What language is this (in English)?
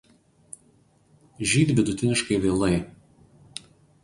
Lithuanian